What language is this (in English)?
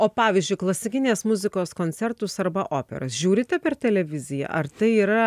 Lithuanian